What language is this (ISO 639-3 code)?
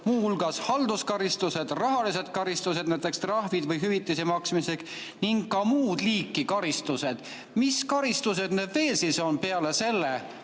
est